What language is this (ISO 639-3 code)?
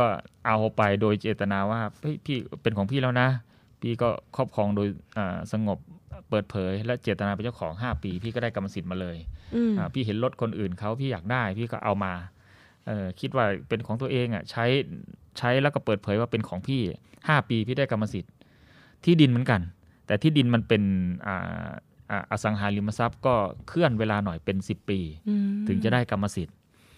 tha